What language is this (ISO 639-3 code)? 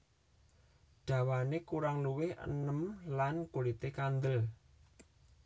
jav